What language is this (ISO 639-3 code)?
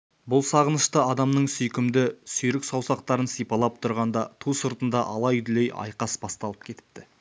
kaz